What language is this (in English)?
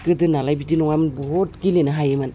Bodo